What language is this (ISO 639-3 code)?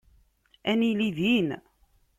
kab